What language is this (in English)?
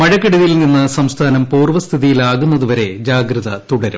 Malayalam